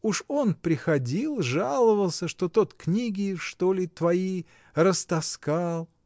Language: Russian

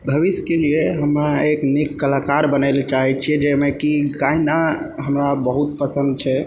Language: Maithili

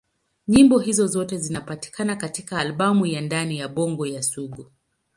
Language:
Swahili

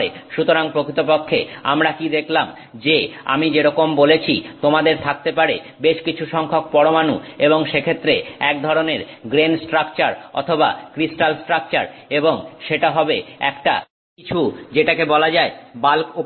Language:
Bangla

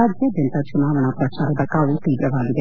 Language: Kannada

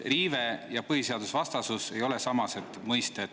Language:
Estonian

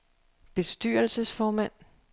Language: Danish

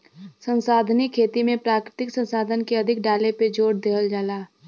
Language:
Bhojpuri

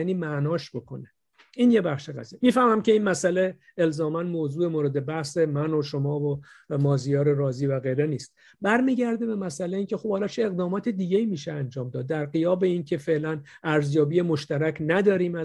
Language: Persian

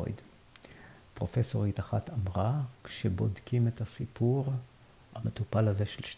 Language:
Hebrew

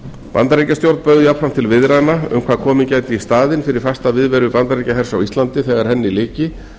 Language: Icelandic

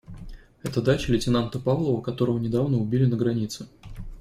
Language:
Russian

